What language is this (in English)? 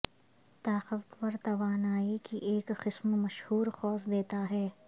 Urdu